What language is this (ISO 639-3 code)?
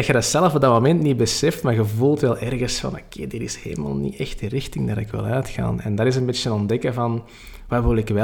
nld